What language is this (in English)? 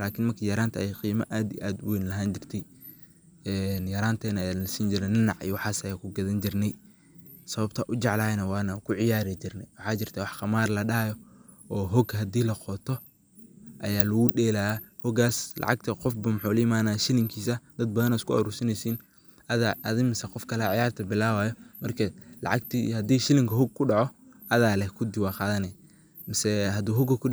Somali